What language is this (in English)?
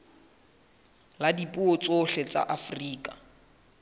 Southern Sotho